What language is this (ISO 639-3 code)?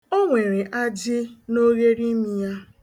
ibo